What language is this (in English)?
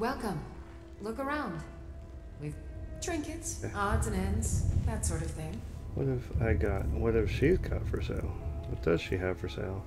English